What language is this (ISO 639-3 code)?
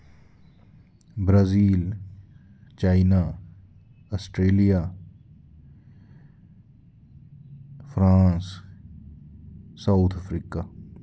doi